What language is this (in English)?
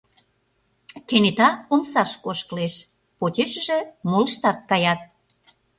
Mari